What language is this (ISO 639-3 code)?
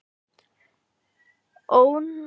isl